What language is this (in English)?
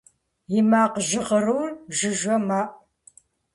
Kabardian